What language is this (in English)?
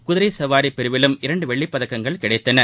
Tamil